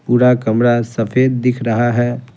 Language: Hindi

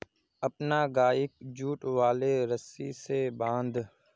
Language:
Magahi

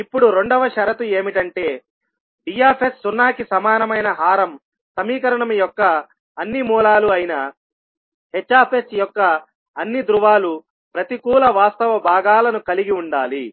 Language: Telugu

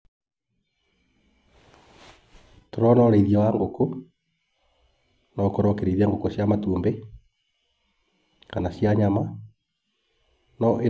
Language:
Kikuyu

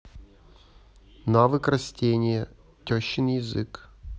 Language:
Russian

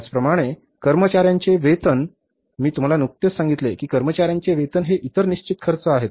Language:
Marathi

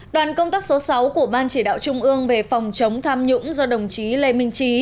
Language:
Vietnamese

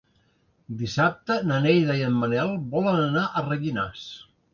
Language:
Catalan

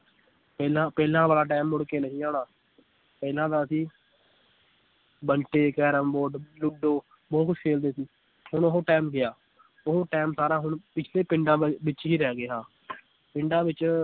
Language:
Punjabi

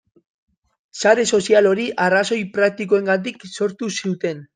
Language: Basque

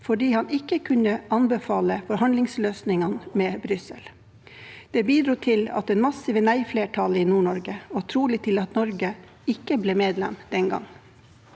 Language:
Norwegian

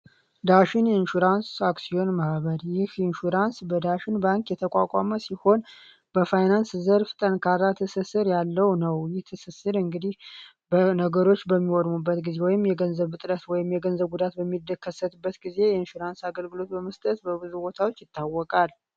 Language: Amharic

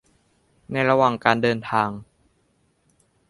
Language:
Thai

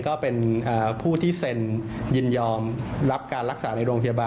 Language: Thai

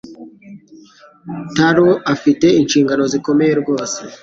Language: Kinyarwanda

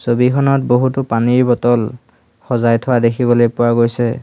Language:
Assamese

